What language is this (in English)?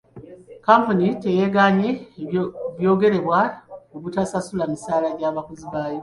Ganda